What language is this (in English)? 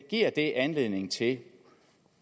Danish